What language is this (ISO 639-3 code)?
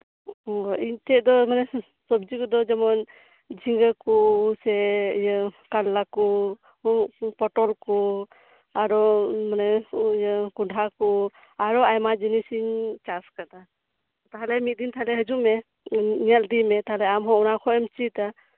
sat